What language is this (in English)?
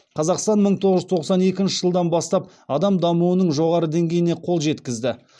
Kazakh